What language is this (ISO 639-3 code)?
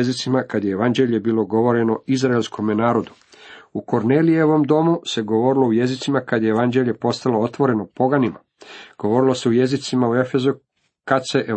hrv